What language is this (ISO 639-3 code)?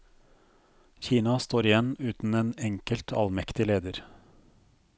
nor